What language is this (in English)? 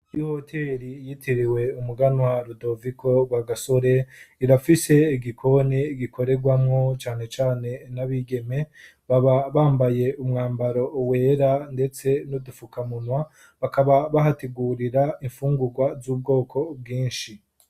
Rundi